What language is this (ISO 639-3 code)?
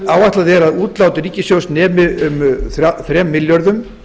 isl